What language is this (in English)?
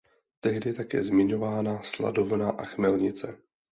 Czech